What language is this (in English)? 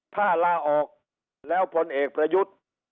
Thai